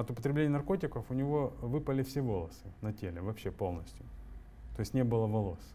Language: Russian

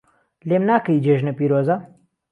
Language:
Central Kurdish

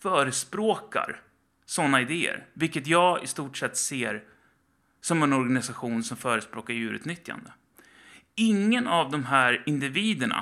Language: Swedish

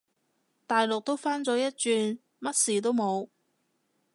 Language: Cantonese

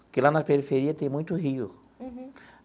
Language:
Portuguese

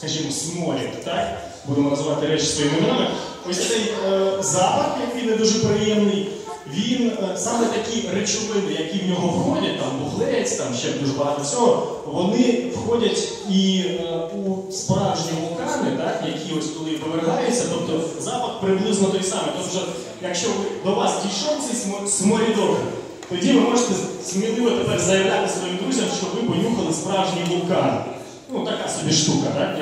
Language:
Ukrainian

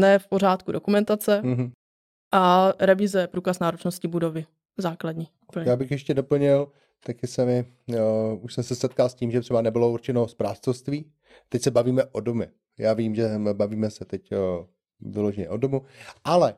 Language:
Czech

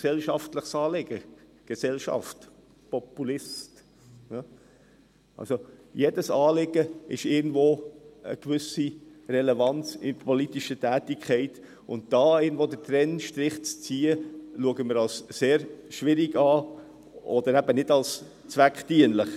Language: Swiss German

